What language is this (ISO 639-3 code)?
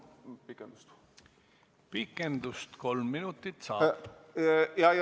est